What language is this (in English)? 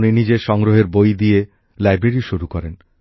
Bangla